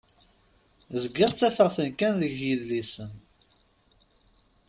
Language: Kabyle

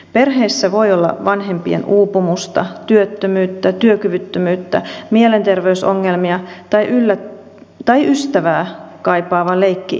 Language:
Finnish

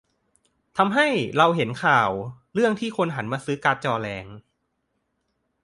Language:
Thai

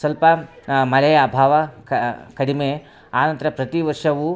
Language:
Kannada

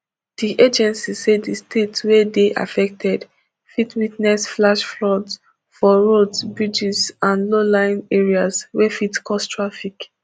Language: Nigerian Pidgin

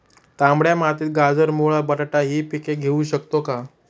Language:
Marathi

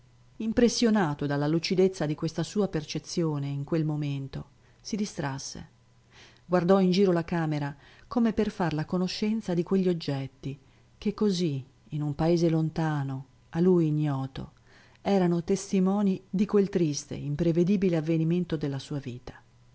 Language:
Italian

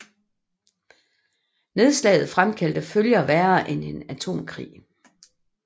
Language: Danish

